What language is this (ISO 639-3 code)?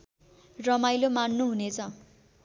nep